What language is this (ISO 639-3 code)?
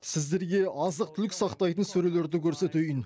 kaz